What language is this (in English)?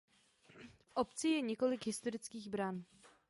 Czech